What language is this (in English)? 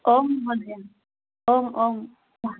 Sanskrit